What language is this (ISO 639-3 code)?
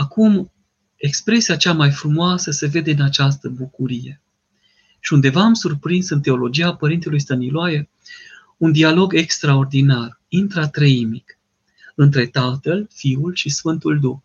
ron